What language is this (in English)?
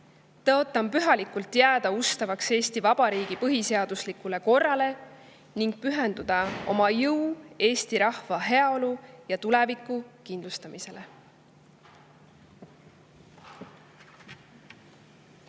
Estonian